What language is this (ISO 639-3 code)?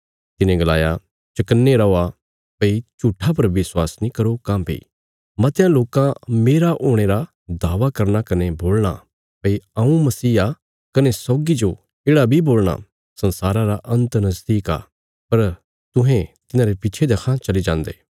kfs